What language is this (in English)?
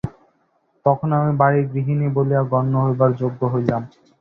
Bangla